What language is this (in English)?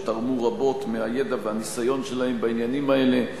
Hebrew